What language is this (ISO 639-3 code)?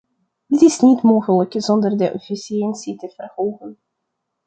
nld